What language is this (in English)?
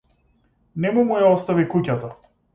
Macedonian